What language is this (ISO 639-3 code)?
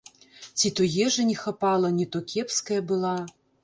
bel